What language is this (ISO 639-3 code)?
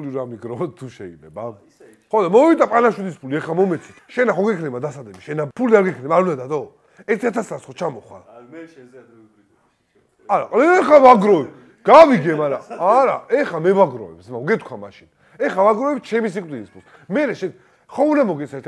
ara